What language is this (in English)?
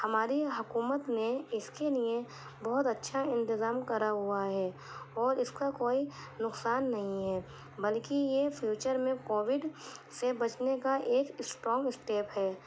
Urdu